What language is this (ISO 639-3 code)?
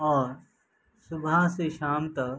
urd